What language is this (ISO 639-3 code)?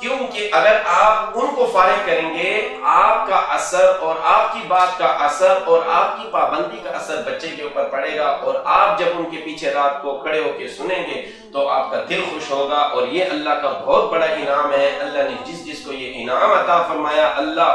tur